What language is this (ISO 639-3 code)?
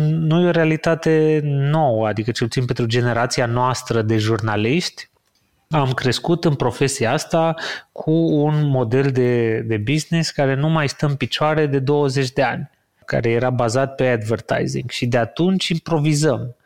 ron